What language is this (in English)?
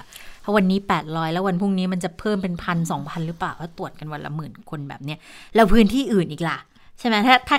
Thai